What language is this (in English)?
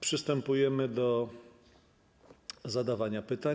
Polish